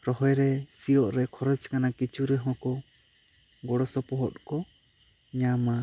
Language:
Santali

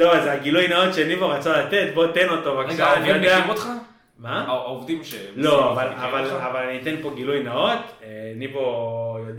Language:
Hebrew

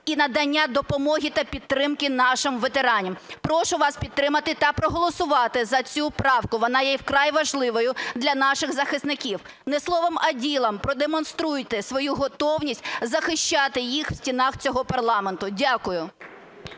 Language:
Ukrainian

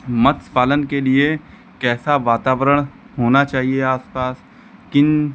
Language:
Hindi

